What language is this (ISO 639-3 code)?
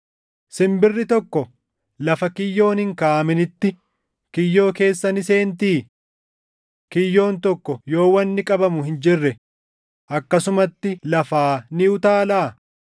orm